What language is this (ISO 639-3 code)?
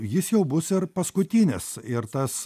lit